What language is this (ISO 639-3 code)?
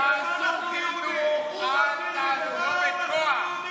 heb